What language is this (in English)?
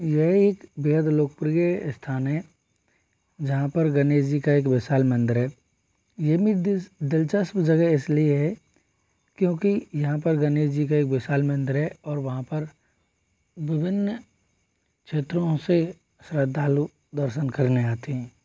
Hindi